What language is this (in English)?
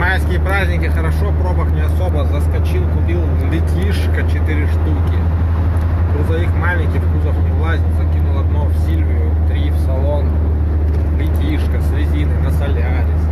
Russian